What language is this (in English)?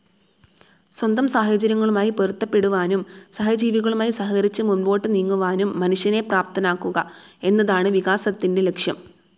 Malayalam